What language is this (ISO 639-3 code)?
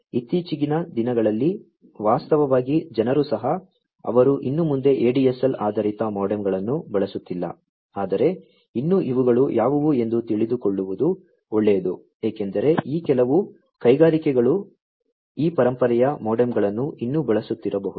kan